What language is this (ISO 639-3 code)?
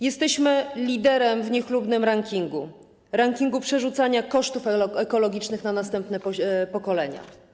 pol